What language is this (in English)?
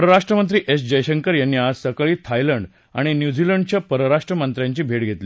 Marathi